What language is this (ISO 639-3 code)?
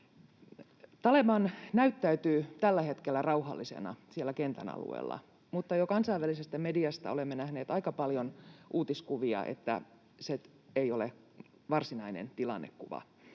fin